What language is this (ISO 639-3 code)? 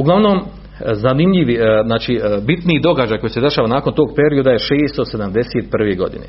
hrv